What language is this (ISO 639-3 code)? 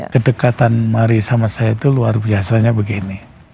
ind